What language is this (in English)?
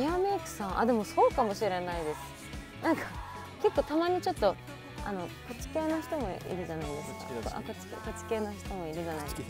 Japanese